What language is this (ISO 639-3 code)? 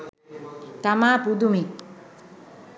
sin